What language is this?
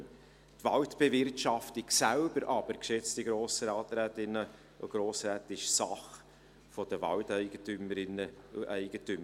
Swiss German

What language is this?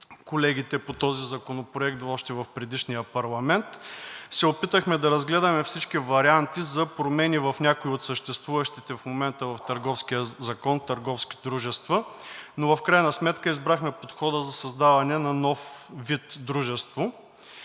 Bulgarian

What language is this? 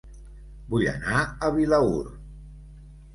Catalan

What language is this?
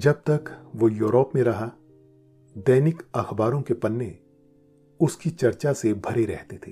Hindi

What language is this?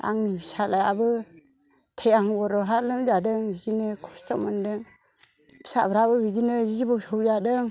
Bodo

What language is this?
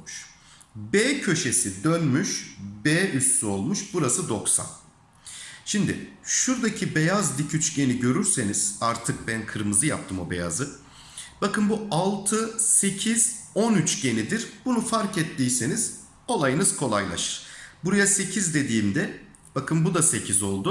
Turkish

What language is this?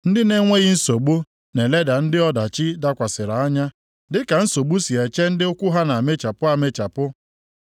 Igbo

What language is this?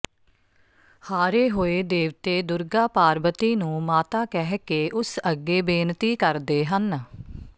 Punjabi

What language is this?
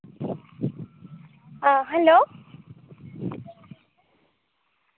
Santali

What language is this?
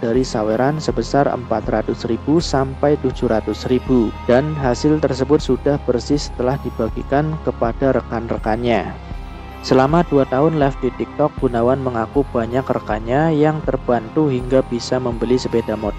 Indonesian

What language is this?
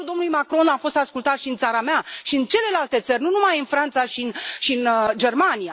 Romanian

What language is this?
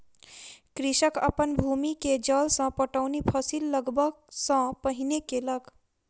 Maithili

